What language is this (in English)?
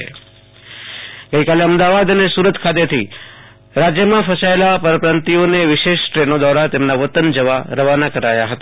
Gujarati